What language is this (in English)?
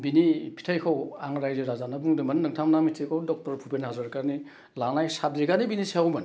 Bodo